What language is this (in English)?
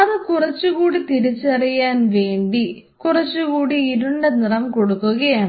Malayalam